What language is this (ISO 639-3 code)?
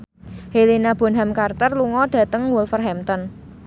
jav